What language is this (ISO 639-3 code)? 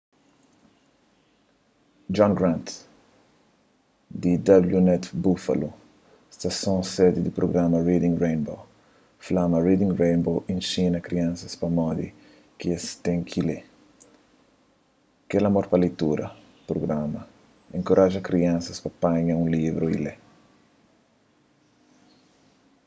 kea